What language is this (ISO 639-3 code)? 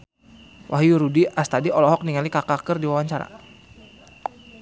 sun